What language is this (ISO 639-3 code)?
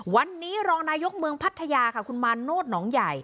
tha